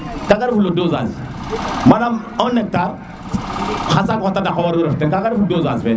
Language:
Serer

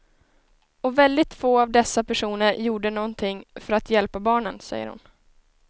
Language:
Swedish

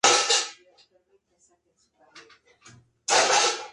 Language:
Spanish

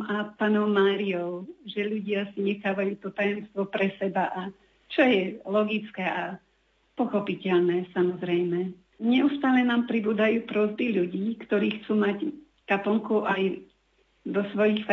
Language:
Slovak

